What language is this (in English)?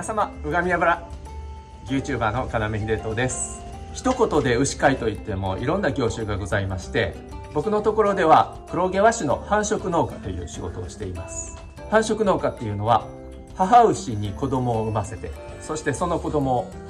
Japanese